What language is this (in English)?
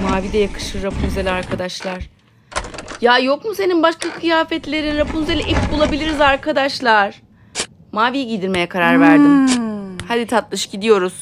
Turkish